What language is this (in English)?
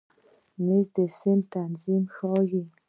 Pashto